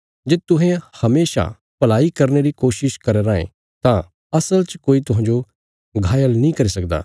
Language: Bilaspuri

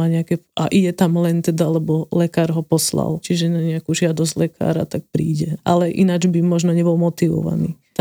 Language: Slovak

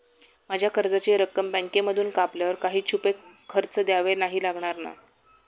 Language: Marathi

